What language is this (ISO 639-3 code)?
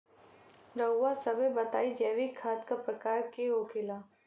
bho